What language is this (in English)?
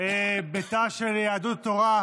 Hebrew